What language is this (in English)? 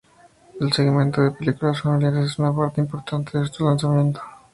Spanish